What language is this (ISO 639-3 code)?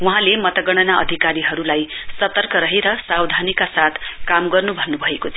nep